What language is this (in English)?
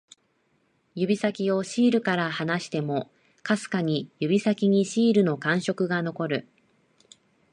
Japanese